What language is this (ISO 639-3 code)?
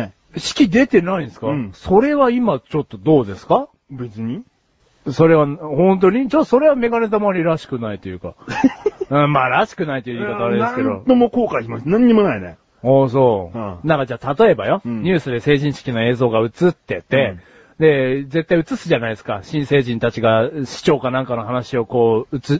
jpn